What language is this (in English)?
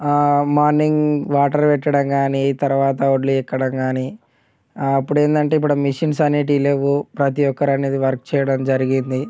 Telugu